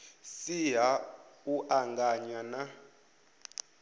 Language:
Venda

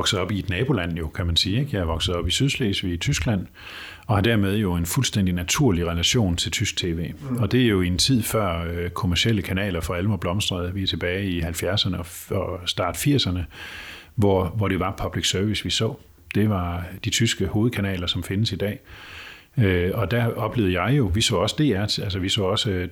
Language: Danish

